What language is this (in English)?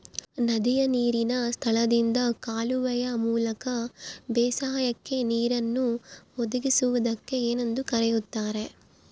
Kannada